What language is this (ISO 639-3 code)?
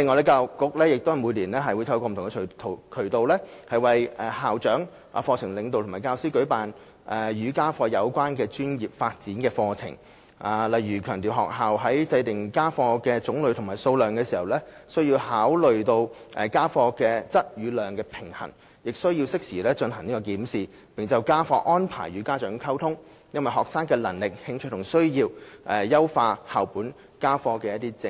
yue